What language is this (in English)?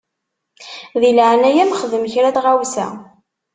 Kabyle